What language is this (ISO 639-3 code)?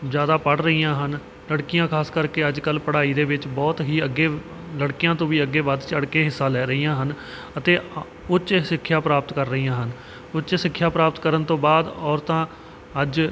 pan